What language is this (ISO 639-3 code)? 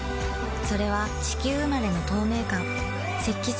jpn